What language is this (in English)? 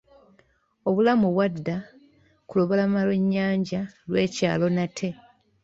Ganda